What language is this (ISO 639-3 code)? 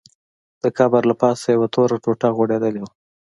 pus